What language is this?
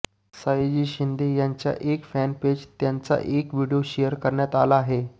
Marathi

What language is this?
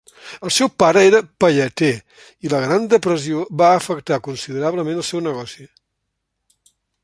Catalan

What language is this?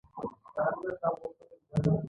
Pashto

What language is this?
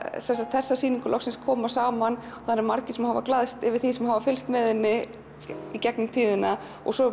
Icelandic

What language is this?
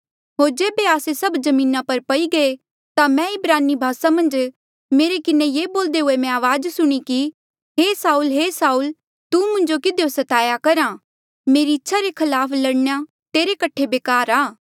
Mandeali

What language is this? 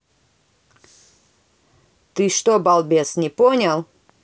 Russian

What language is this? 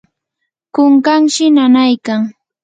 Yanahuanca Pasco Quechua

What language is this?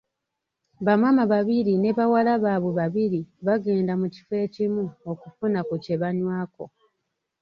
Ganda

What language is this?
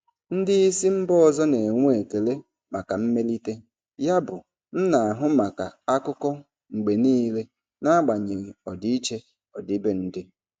Igbo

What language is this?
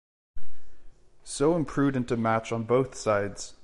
English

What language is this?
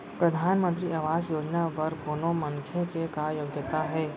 Chhattisgarhi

